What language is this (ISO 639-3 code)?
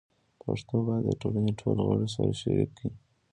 pus